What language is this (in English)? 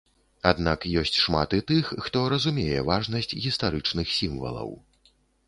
Belarusian